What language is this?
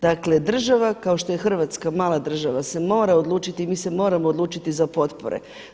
Croatian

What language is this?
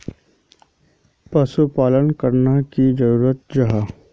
Magahi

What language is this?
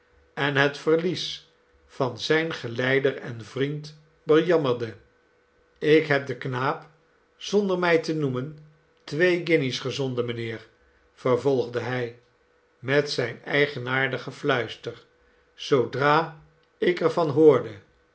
Dutch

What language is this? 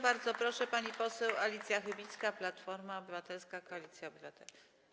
Polish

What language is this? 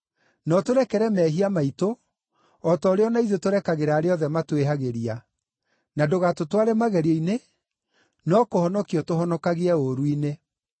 Kikuyu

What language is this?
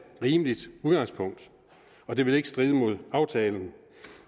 Danish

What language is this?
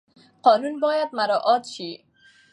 Pashto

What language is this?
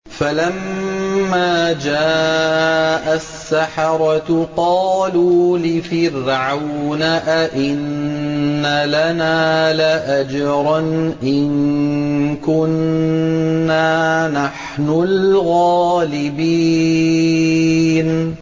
Arabic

